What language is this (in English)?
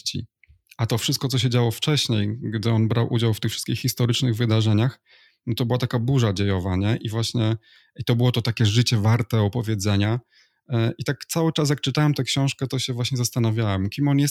Polish